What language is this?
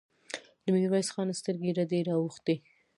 Pashto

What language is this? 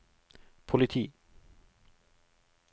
Norwegian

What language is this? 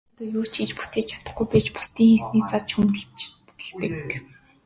Mongolian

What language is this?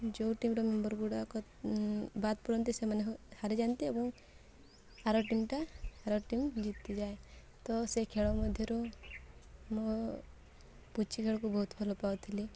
Odia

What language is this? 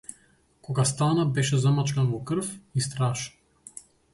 Macedonian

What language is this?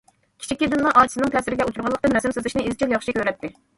Uyghur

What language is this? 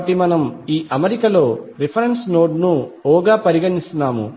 Telugu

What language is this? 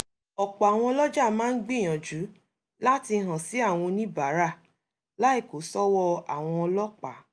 Yoruba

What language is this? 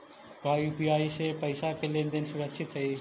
Magahi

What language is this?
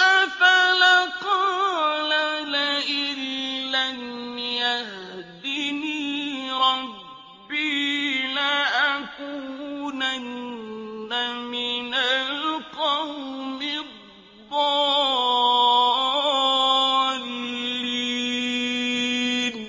Arabic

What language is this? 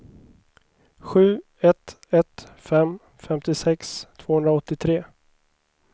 Swedish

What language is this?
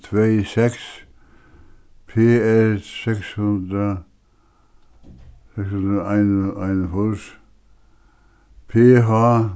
Faroese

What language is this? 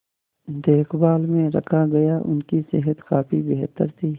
Hindi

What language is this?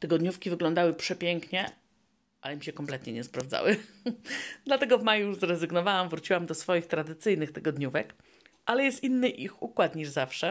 Polish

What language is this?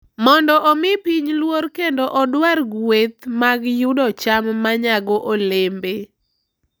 Luo (Kenya and Tanzania)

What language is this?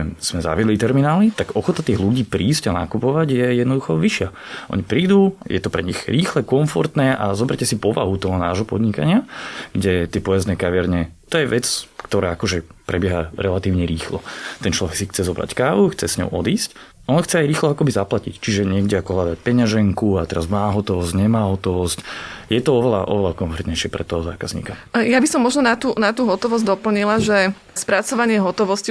Slovak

